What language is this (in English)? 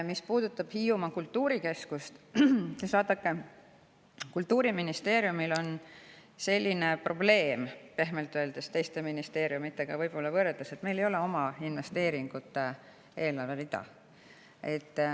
Estonian